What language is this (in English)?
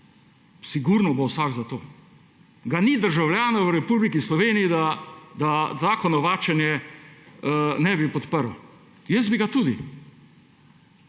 Slovenian